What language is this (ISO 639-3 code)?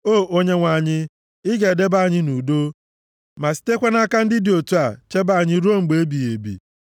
ibo